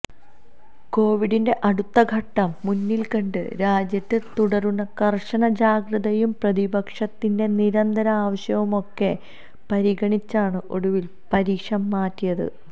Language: Malayalam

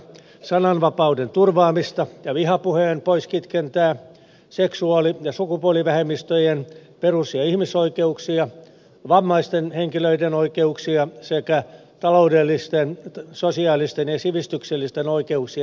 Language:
Finnish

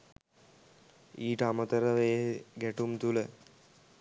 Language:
Sinhala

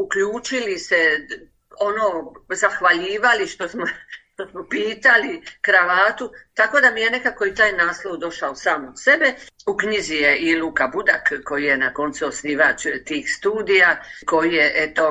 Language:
Croatian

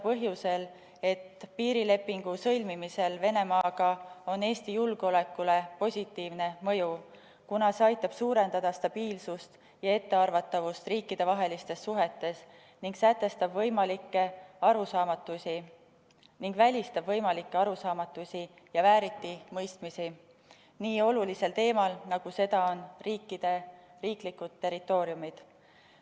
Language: Estonian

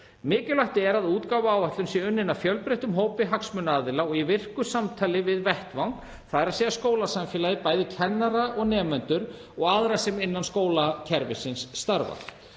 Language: Icelandic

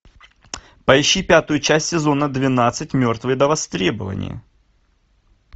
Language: Russian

